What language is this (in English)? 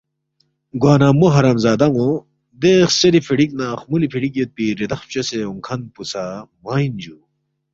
Balti